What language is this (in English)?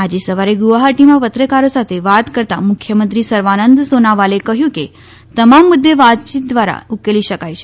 Gujarati